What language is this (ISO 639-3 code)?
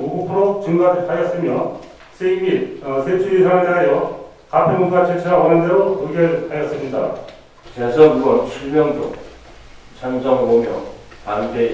kor